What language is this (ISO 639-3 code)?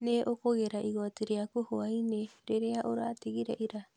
kik